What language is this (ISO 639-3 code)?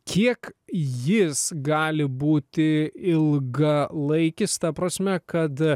lit